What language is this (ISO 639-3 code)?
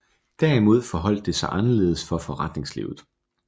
dan